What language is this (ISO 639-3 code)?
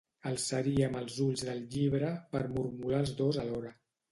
cat